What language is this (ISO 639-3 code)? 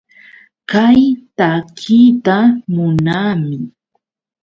qux